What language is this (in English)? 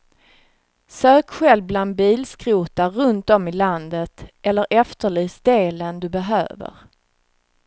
Swedish